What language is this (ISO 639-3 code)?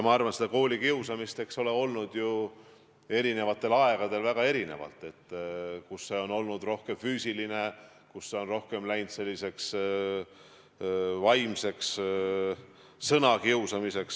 est